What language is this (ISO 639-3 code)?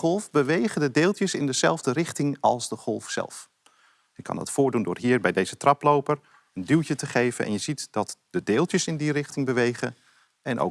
nld